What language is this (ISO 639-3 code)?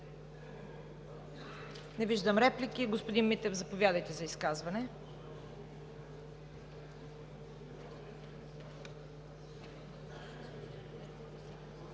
bul